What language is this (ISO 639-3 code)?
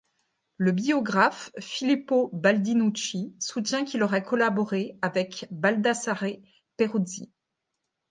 fra